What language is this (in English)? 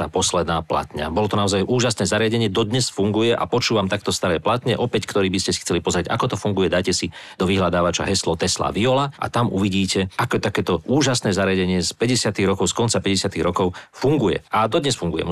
Slovak